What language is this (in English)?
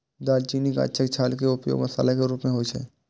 Maithili